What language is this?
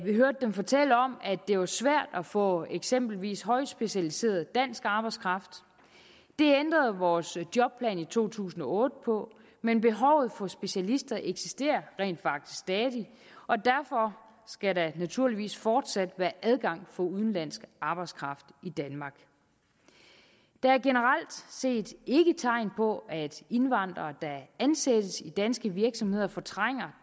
Danish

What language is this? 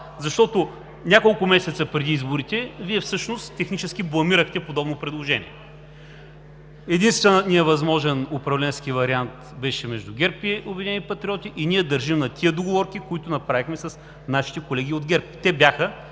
Bulgarian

